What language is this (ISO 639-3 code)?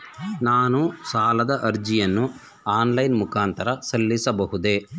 kan